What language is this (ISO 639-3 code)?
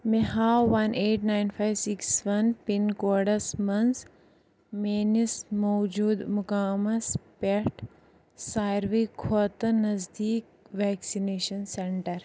kas